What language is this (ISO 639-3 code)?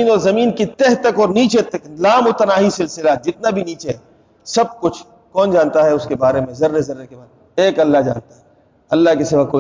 urd